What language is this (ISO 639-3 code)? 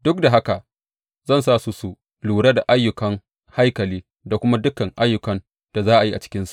hau